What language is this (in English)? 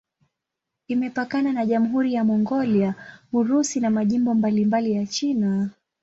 Swahili